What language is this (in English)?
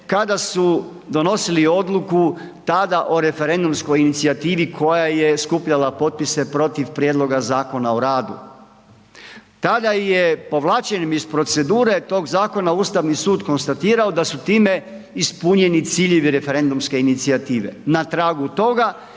Croatian